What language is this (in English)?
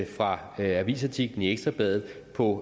Danish